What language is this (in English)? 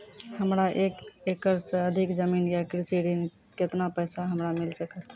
Maithili